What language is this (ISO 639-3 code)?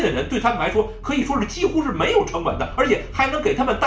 tha